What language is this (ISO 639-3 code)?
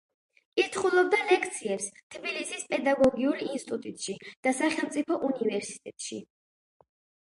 kat